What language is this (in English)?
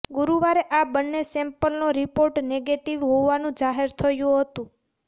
Gujarati